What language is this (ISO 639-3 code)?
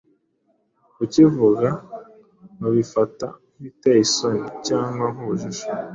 kin